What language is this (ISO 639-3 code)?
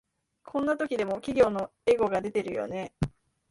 jpn